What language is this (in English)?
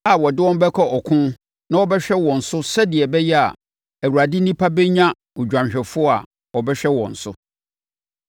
Akan